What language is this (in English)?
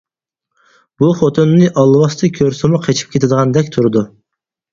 Uyghur